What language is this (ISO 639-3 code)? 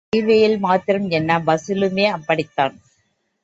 tam